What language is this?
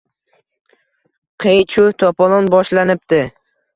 Uzbek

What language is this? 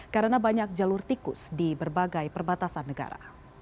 Indonesian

